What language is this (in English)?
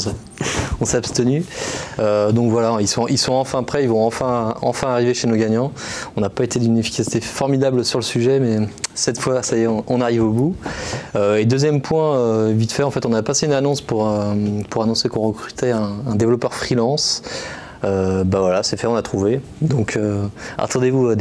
French